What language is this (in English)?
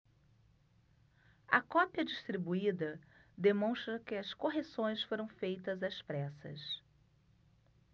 Portuguese